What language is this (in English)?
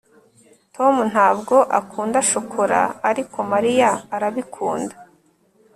Kinyarwanda